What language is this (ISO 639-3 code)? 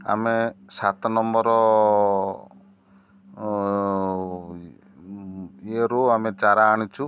ori